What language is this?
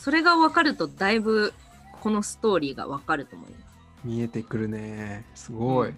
Japanese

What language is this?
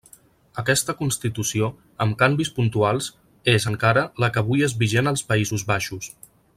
Catalan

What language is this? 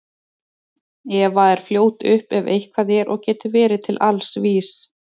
Icelandic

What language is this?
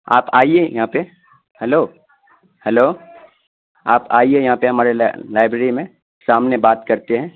Urdu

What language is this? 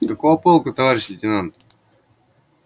Russian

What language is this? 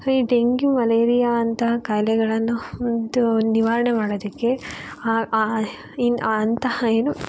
Kannada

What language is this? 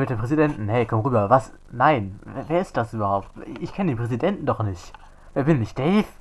German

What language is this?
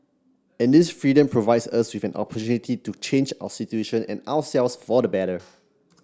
English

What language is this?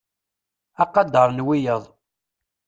Kabyle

